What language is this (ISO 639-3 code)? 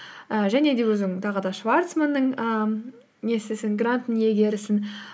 kaz